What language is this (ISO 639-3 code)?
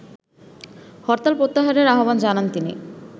ben